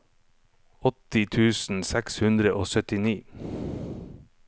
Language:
Norwegian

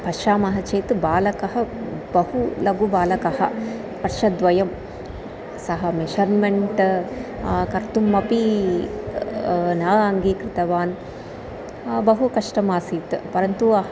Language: Sanskrit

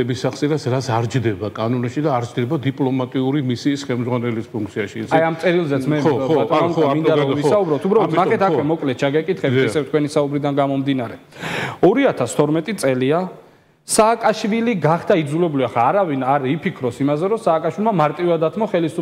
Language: Romanian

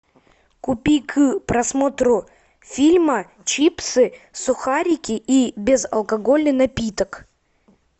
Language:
Russian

